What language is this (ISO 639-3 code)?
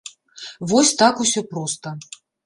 bel